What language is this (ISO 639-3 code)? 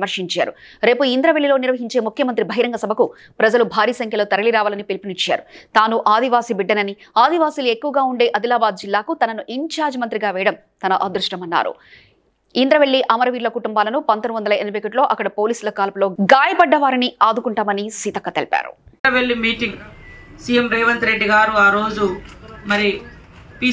tel